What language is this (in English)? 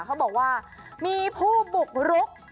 Thai